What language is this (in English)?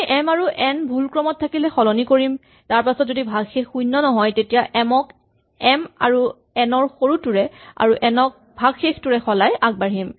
Assamese